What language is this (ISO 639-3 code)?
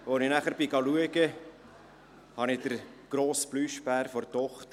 gsw